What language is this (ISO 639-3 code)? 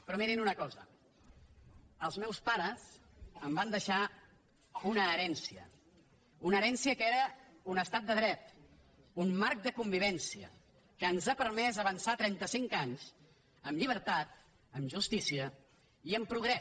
cat